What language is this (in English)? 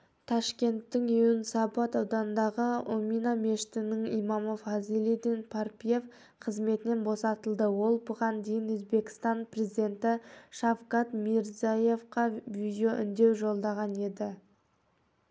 Kazakh